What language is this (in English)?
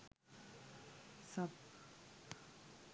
Sinhala